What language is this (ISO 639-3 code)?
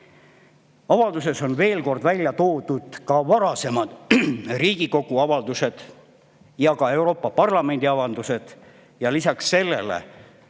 est